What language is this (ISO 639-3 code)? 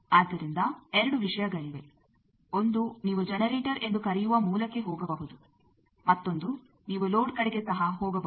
kan